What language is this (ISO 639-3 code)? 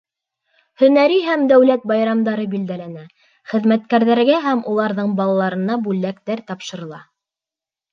bak